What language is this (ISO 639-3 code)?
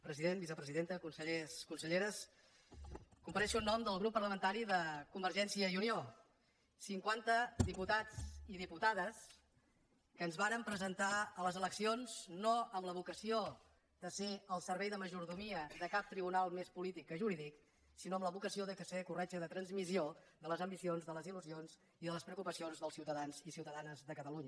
cat